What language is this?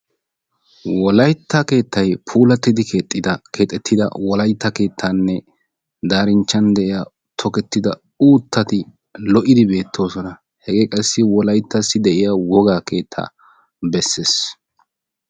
Wolaytta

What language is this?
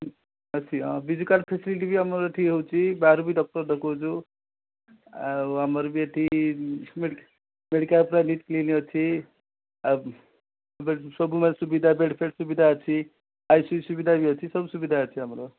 Odia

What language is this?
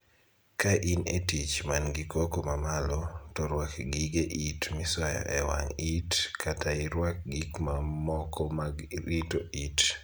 Luo (Kenya and Tanzania)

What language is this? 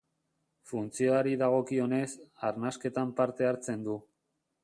Basque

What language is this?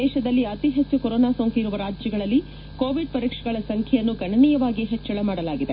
Kannada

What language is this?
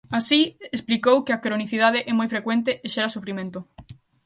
Galician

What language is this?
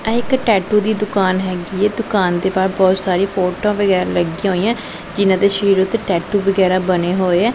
Punjabi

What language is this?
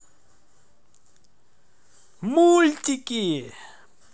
Russian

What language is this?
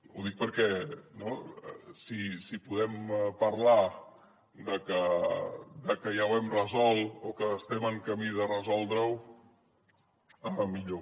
Catalan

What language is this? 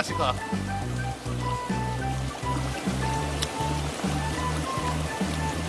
Korean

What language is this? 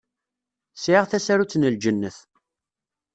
Kabyle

